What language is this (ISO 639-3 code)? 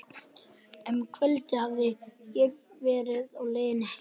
isl